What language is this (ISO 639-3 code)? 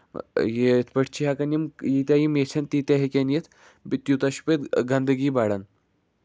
kas